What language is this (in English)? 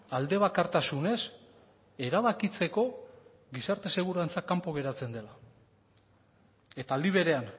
Basque